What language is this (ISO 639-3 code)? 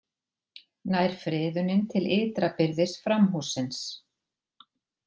isl